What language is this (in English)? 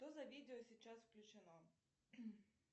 Russian